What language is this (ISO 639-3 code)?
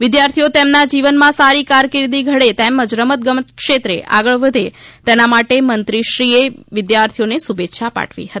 guj